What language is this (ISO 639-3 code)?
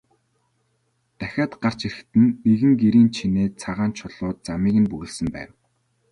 mon